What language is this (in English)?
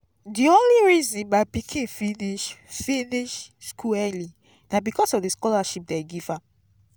Nigerian Pidgin